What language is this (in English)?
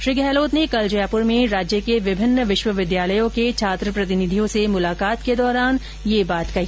Hindi